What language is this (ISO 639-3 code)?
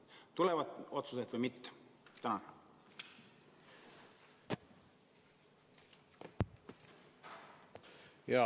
est